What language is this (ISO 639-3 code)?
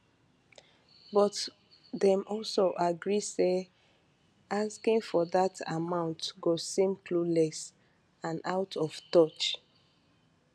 pcm